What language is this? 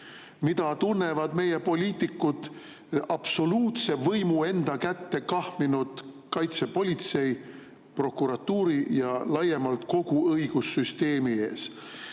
Estonian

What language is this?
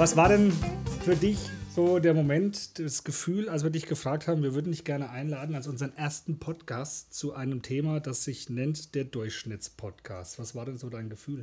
German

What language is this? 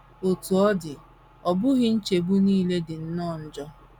Igbo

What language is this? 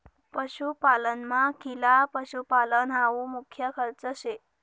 Marathi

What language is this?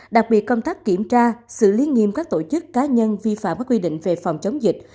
Vietnamese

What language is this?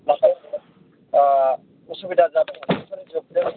Bodo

